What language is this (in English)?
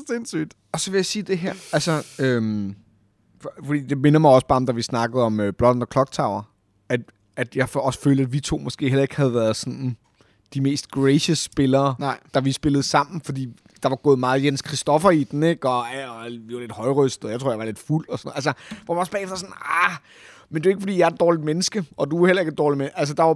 Danish